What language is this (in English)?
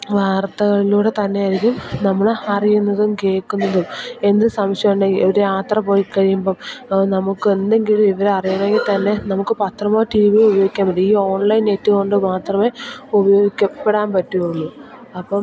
Malayalam